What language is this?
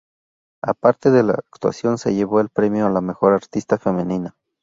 Spanish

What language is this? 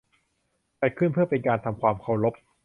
Thai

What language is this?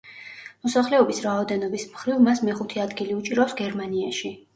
Georgian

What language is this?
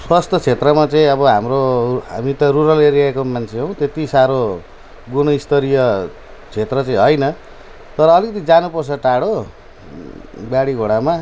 Nepali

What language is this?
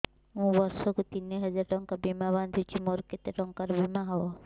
Odia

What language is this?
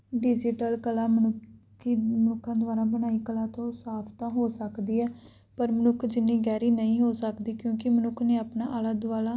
Punjabi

